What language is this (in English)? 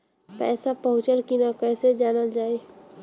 Bhojpuri